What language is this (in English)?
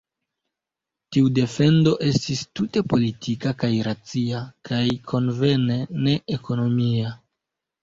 Esperanto